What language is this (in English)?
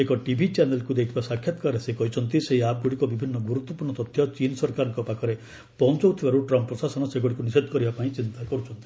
Odia